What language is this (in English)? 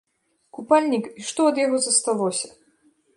Belarusian